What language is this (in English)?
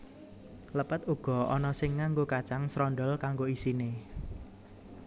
Javanese